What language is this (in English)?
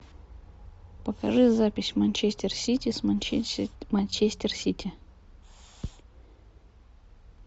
Russian